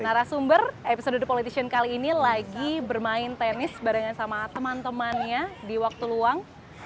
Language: Indonesian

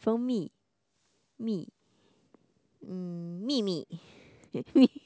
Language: Chinese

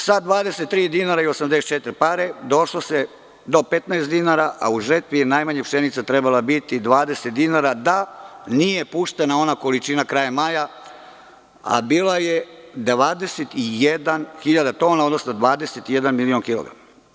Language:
Serbian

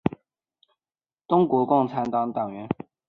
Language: Chinese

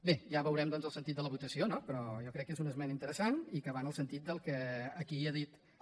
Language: Catalan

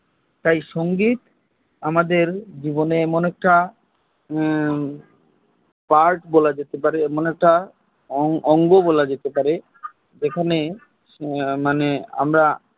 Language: Bangla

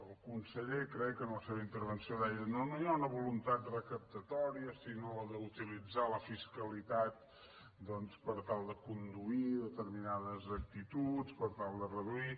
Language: Catalan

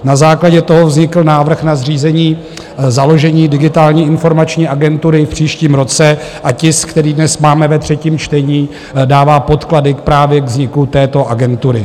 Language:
Czech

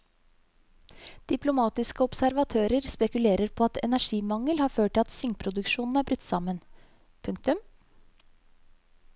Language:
Norwegian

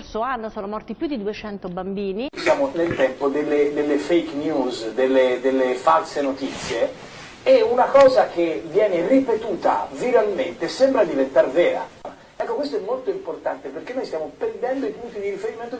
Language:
Italian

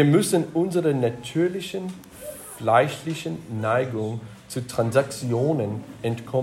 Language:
German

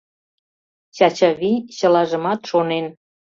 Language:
Mari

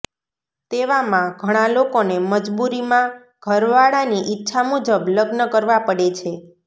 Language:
Gujarati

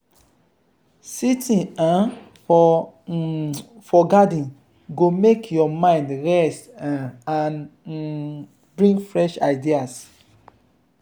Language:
Nigerian Pidgin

